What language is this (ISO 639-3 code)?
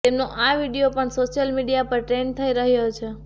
guj